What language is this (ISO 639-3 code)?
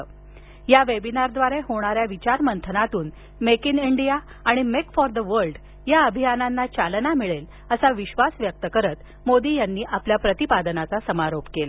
mar